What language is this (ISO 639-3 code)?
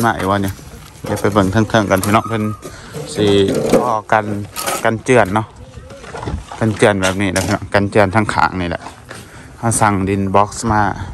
tha